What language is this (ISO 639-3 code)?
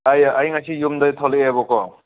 mni